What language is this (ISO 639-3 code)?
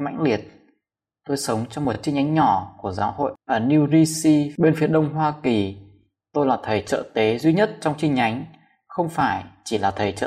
vie